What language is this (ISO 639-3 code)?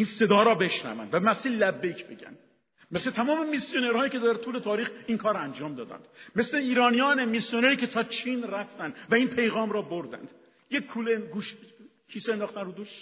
fas